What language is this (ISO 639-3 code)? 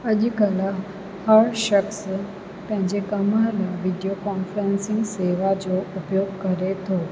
snd